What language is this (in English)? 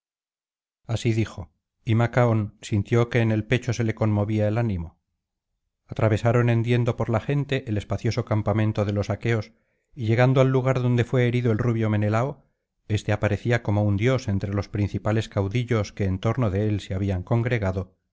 Spanish